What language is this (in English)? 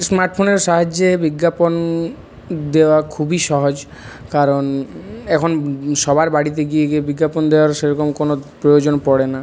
Bangla